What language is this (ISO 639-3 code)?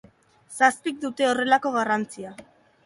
eus